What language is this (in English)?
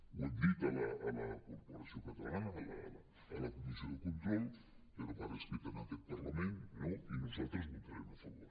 Catalan